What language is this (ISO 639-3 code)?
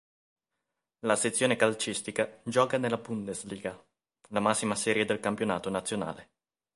ita